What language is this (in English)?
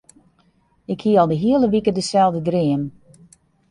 Western Frisian